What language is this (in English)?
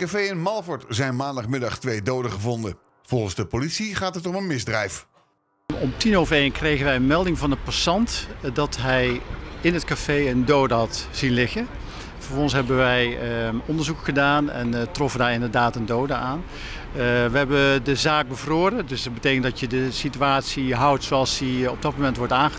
Dutch